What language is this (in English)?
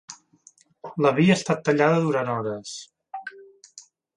Catalan